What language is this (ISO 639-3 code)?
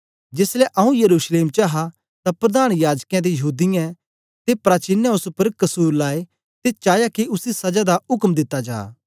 doi